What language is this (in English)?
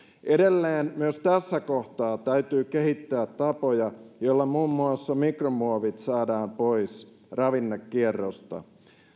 Finnish